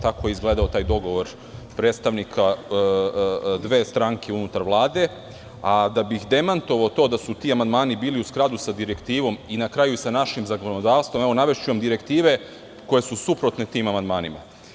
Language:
Serbian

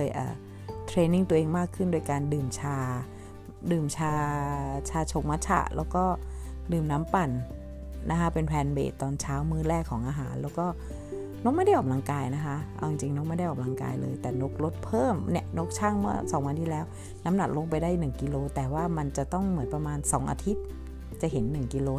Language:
Thai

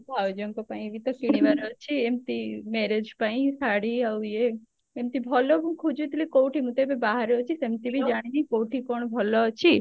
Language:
Odia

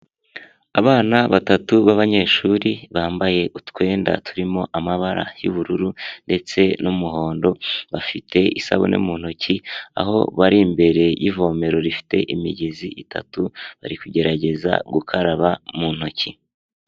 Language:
Kinyarwanda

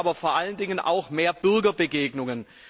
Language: German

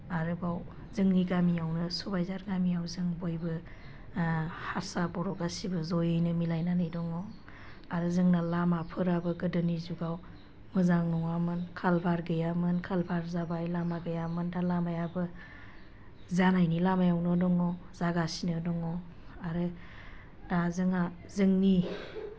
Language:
Bodo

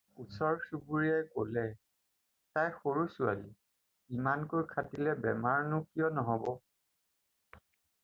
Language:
Assamese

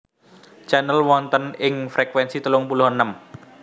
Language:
Javanese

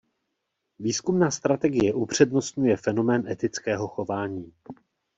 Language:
Czech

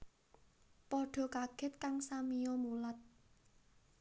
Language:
Javanese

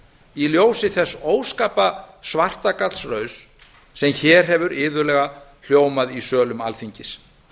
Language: Icelandic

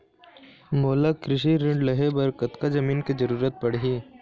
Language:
Chhattisgarhi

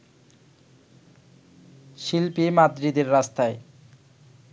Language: Bangla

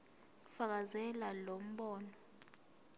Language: Zulu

